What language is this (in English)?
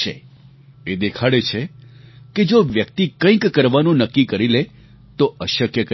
Gujarati